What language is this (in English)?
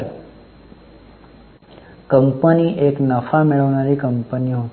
Marathi